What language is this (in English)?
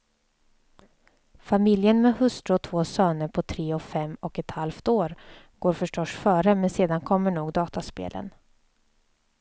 Swedish